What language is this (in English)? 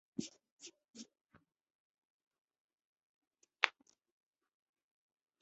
Chinese